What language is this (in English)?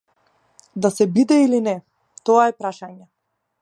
Macedonian